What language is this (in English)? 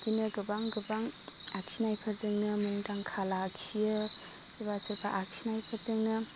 Bodo